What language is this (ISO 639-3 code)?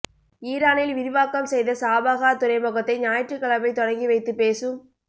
tam